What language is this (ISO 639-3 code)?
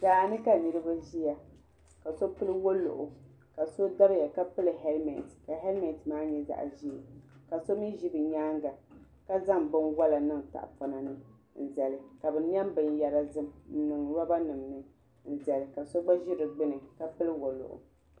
dag